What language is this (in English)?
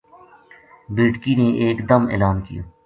Gujari